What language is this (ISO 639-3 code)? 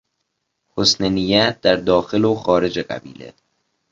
fas